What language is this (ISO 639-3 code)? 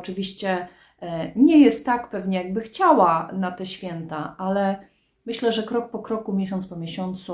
pol